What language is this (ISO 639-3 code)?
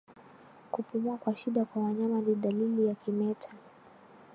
swa